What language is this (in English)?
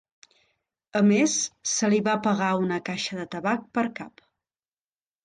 Catalan